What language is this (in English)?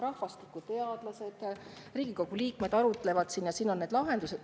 Estonian